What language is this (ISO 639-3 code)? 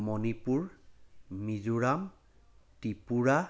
asm